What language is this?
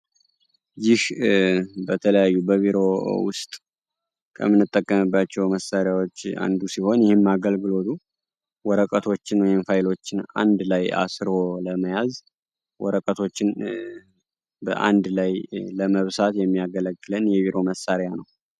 Amharic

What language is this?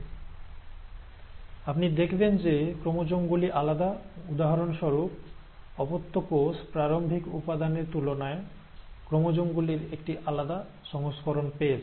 Bangla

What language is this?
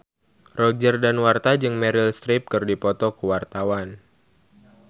Sundanese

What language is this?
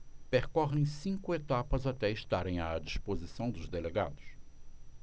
Portuguese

